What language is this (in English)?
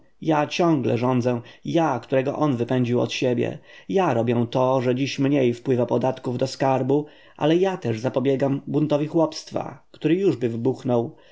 Polish